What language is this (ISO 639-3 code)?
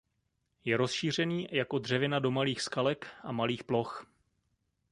ces